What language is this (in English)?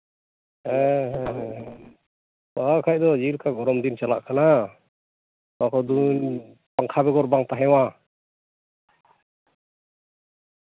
Santali